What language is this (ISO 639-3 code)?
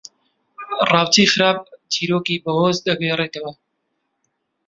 ckb